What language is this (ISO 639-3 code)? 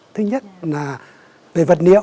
vie